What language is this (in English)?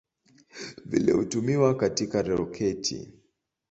Swahili